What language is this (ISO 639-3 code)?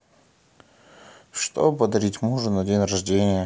rus